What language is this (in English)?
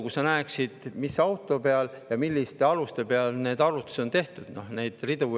Estonian